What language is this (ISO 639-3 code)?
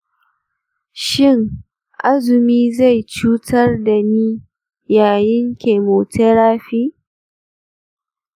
hau